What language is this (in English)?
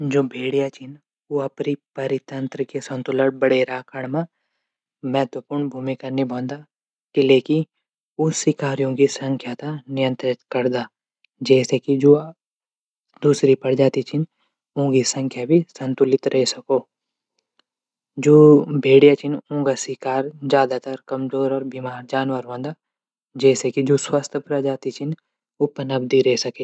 Garhwali